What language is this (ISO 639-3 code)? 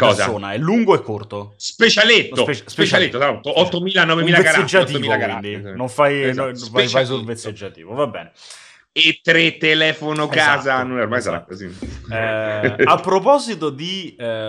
ita